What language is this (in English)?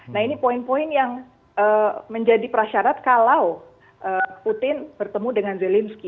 Indonesian